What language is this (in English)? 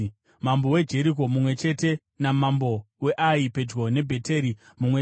Shona